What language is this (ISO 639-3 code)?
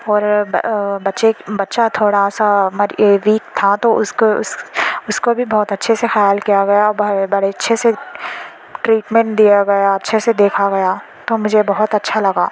urd